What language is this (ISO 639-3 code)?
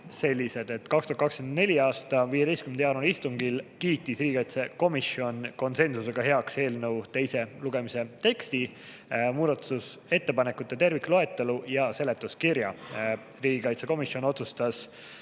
est